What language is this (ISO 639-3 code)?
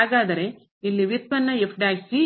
kan